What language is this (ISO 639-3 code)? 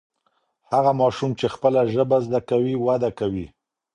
pus